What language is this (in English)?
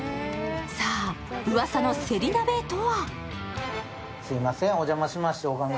Japanese